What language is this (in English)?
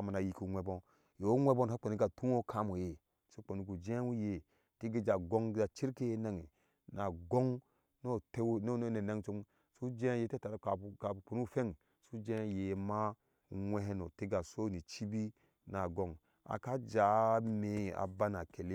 Ashe